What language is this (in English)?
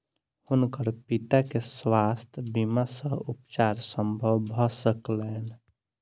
Maithili